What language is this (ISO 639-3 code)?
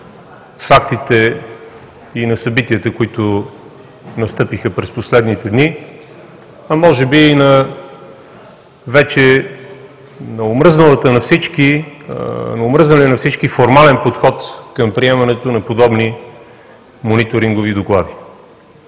bul